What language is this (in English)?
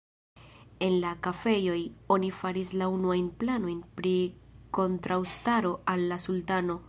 Esperanto